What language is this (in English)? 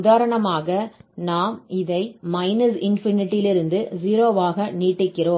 Tamil